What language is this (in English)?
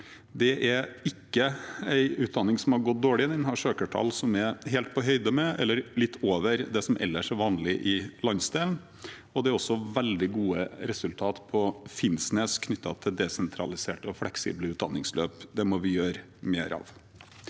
Norwegian